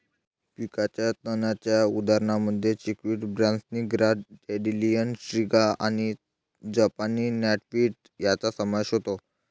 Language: Marathi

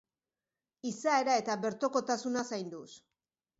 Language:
Basque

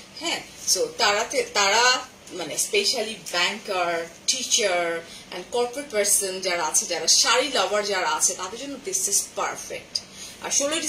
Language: Bangla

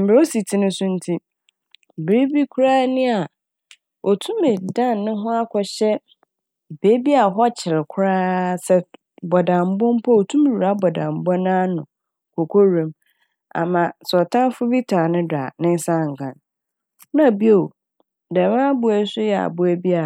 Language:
Akan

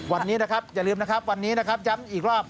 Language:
Thai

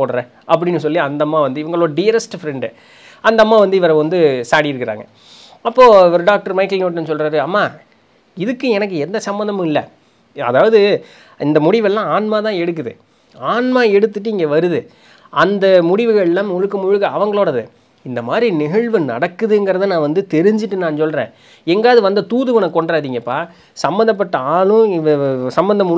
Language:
Tamil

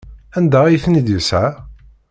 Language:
Kabyle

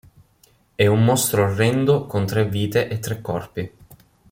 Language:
Italian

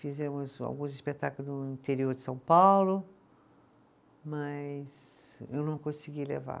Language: Portuguese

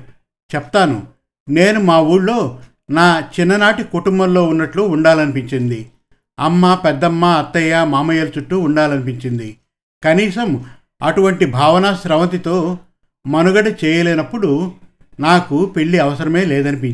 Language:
Telugu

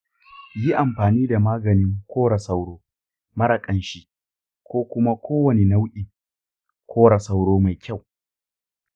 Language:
Hausa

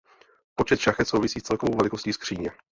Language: Czech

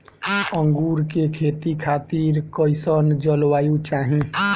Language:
Bhojpuri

